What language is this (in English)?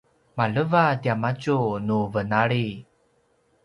Paiwan